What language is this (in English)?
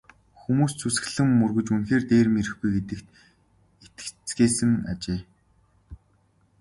Mongolian